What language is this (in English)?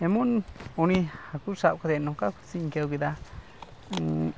Santali